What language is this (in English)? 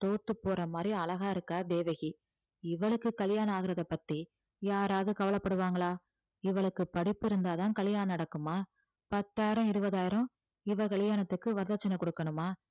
Tamil